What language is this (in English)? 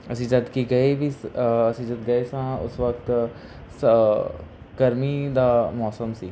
Punjabi